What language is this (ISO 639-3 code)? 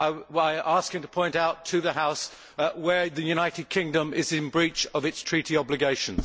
eng